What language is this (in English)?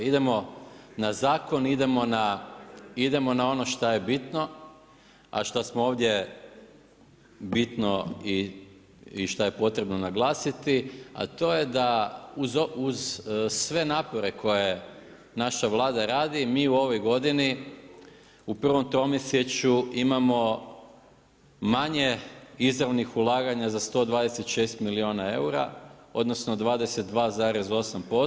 Croatian